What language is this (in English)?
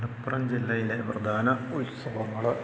Malayalam